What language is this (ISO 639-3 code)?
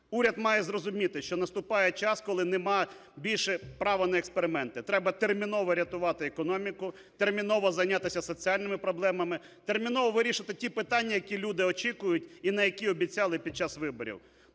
ukr